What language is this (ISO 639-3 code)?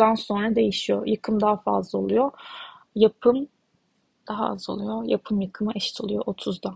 tur